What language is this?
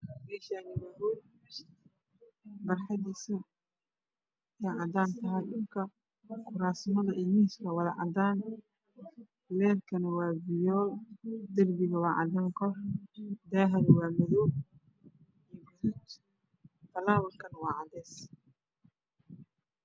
Somali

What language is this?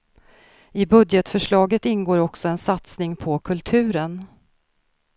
Swedish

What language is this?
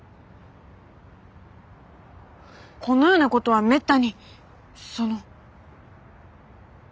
Japanese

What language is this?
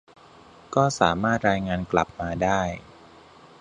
Thai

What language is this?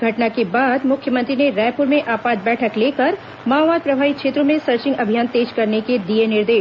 Hindi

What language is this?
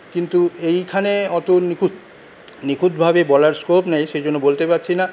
Bangla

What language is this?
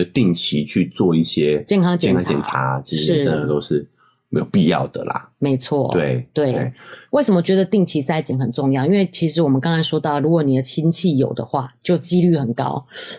Chinese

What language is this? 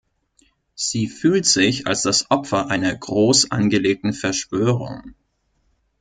German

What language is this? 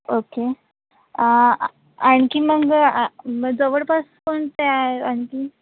Marathi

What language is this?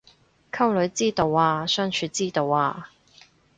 Cantonese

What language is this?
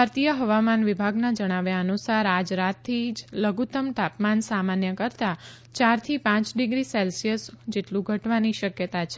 Gujarati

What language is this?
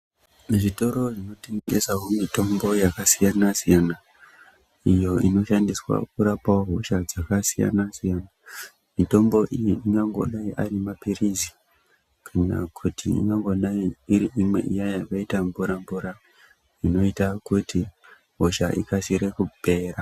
Ndau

